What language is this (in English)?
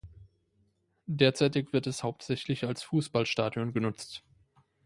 German